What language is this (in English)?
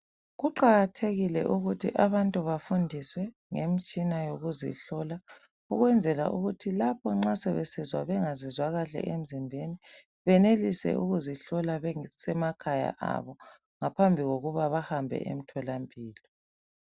North Ndebele